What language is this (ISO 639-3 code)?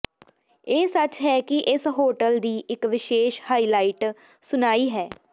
pan